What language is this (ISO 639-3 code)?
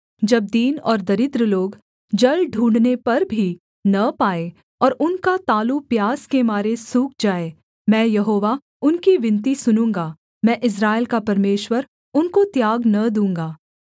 hin